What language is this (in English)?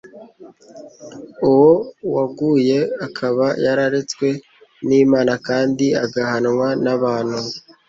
Kinyarwanda